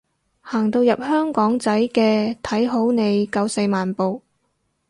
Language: Cantonese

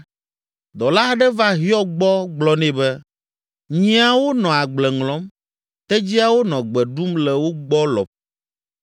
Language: Ewe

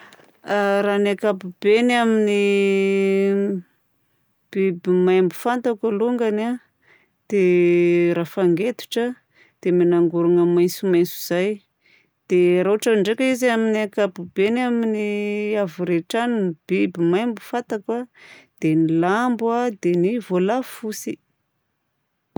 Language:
Southern Betsimisaraka Malagasy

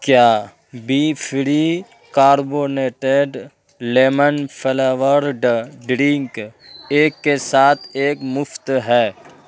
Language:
Urdu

